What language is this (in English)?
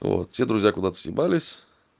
Russian